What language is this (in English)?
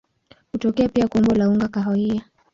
Swahili